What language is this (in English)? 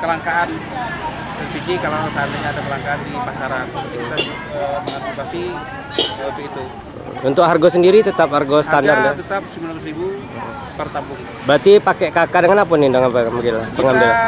Indonesian